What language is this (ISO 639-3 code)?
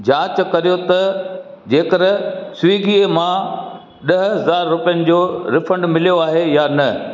snd